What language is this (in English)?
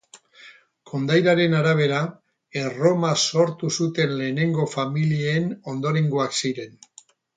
Basque